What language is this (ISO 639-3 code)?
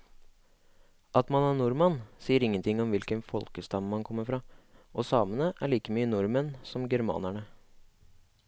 nor